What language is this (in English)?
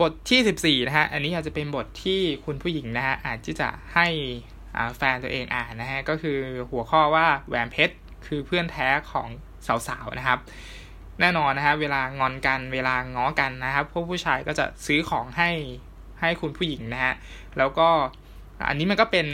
Thai